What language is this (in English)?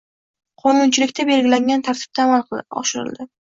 Uzbek